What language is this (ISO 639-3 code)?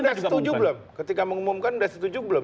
ind